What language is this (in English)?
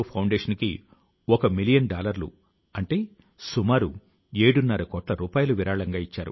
Telugu